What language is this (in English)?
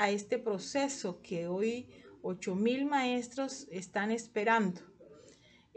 Spanish